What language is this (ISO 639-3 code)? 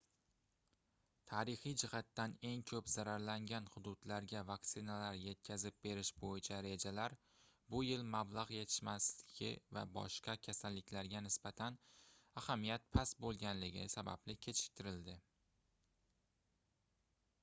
uzb